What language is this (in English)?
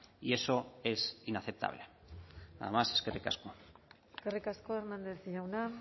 Basque